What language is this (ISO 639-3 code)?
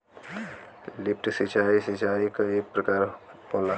bho